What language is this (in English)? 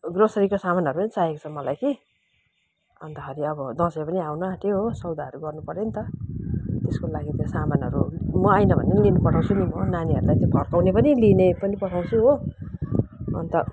Nepali